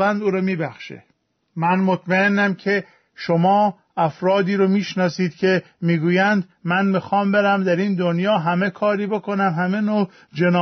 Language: Persian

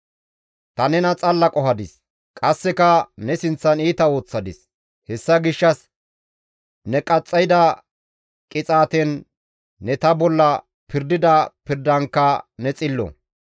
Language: Gamo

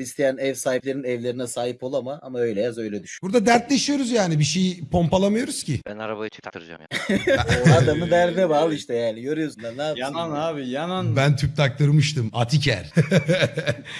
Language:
Turkish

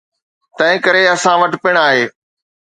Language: Sindhi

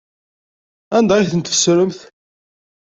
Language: Kabyle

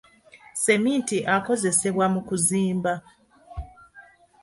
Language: Ganda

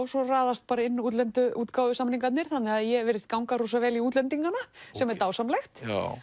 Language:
Icelandic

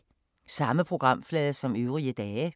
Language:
Danish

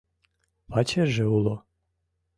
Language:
Mari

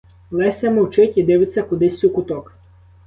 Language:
Ukrainian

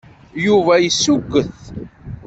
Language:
Kabyle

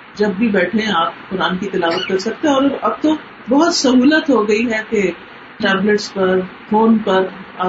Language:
Urdu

